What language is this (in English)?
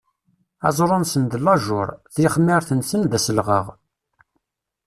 Kabyle